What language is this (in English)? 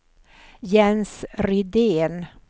Swedish